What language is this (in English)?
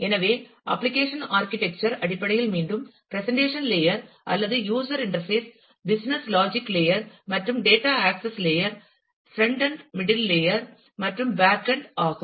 Tamil